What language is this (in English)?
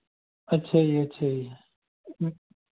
Punjabi